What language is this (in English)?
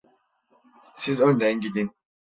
Turkish